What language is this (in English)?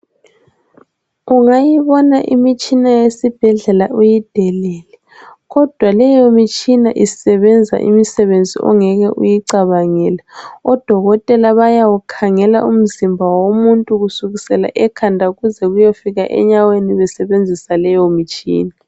North Ndebele